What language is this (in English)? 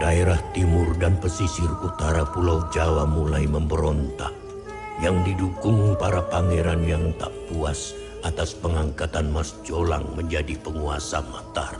Indonesian